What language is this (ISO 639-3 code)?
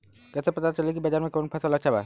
bho